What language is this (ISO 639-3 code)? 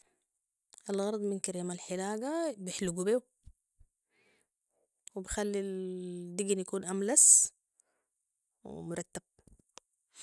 apd